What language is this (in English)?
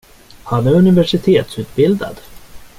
Swedish